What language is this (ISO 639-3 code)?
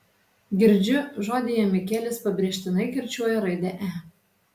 lit